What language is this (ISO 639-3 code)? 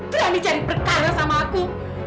ind